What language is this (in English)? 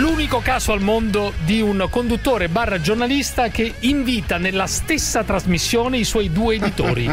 Italian